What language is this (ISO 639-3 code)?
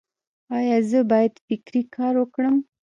pus